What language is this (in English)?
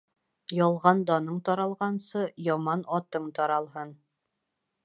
Bashkir